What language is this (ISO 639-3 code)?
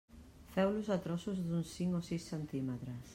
cat